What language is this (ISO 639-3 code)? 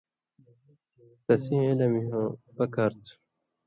mvy